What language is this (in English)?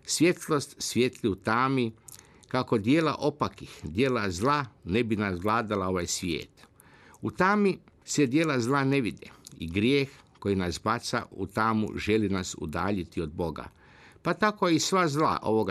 Croatian